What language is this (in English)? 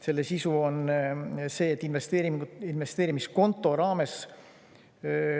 Estonian